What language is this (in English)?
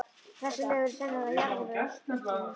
Icelandic